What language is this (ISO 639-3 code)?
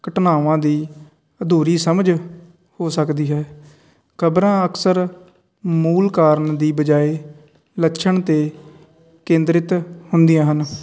pan